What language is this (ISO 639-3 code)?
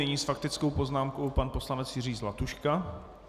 ces